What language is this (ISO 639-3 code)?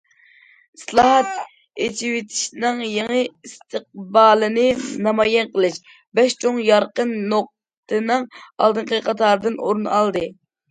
uig